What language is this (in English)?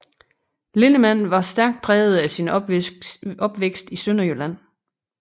Danish